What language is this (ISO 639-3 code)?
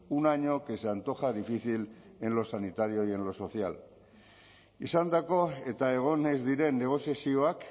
spa